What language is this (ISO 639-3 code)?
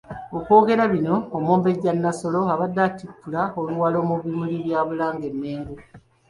lug